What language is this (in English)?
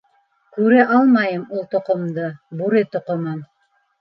Bashkir